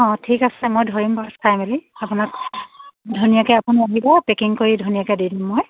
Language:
Assamese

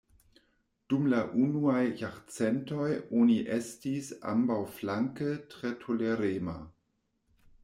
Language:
Esperanto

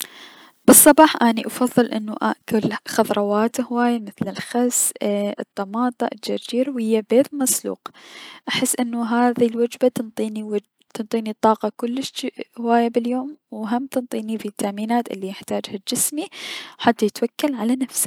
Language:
Mesopotamian Arabic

